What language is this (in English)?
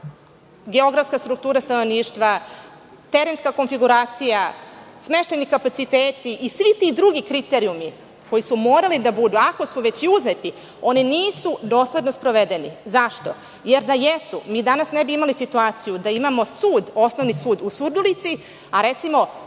Serbian